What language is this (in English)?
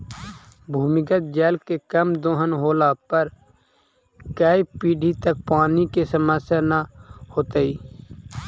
Magahi